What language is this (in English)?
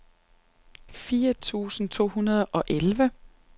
Danish